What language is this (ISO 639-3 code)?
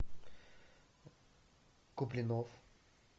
rus